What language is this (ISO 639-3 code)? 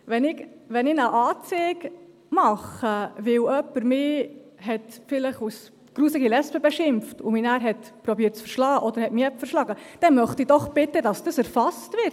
gsw